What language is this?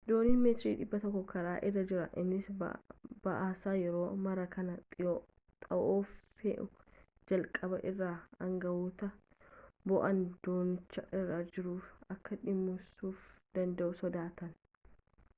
Oromo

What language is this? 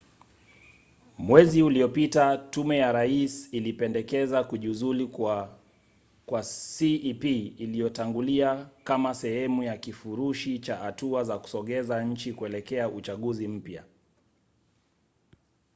Swahili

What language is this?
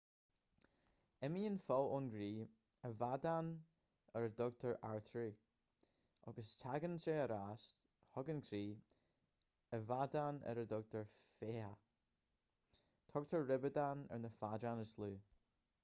Irish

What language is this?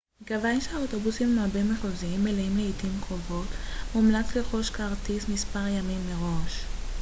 Hebrew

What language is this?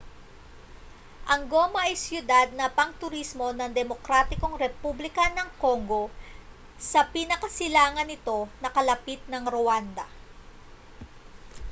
Filipino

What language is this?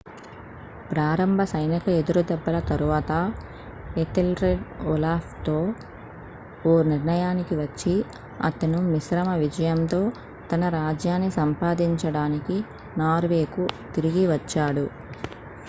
Telugu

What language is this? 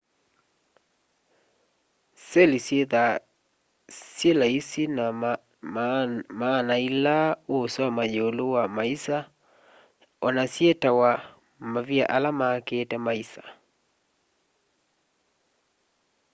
Kamba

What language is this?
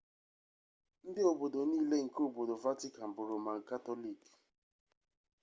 Igbo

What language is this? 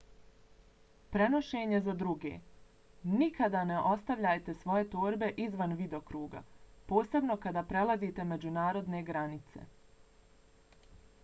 Bosnian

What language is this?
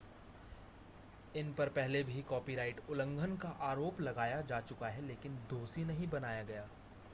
Hindi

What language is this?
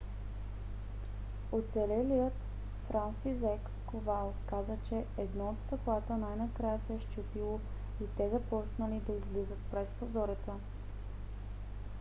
Bulgarian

